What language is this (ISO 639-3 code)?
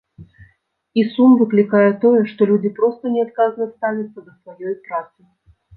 bel